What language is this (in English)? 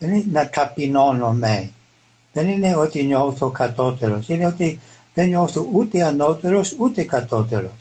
Greek